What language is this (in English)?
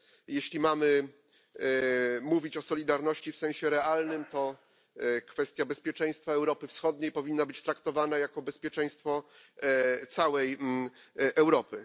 Polish